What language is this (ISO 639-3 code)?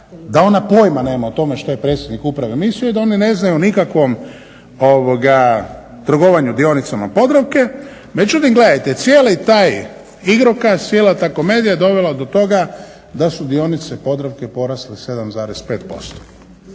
hrv